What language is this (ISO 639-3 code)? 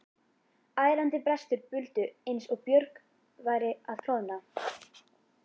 isl